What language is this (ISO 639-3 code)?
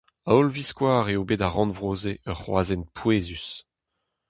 bre